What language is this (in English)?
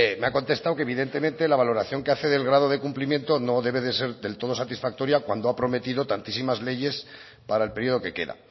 Spanish